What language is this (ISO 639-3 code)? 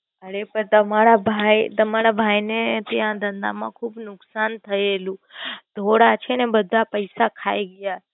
guj